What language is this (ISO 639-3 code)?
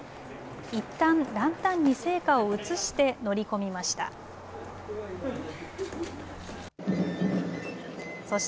jpn